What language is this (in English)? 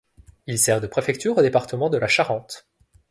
French